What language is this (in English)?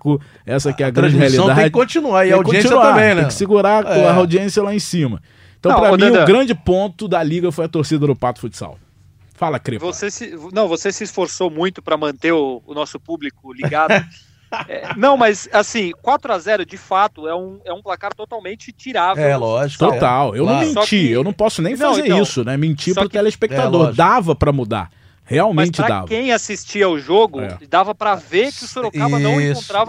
Portuguese